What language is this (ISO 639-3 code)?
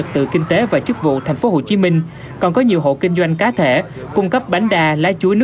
vie